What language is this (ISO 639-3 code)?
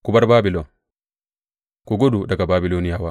hau